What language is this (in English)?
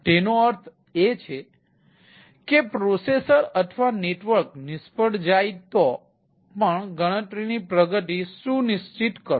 Gujarati